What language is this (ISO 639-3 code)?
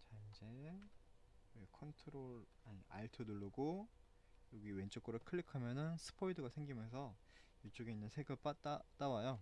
kor